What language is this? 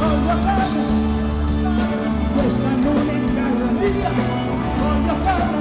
Italian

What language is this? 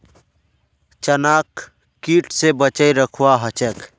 Magahi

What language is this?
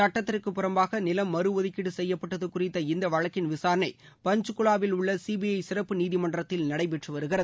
Tamil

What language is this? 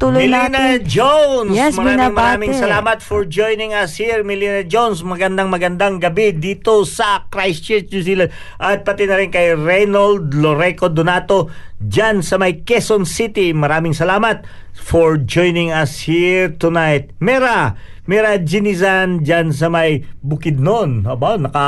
Filipino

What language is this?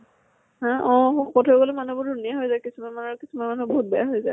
Assamese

